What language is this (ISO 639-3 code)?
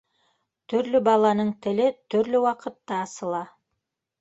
bak